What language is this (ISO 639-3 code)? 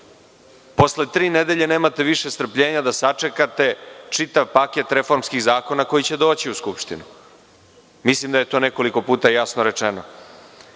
srp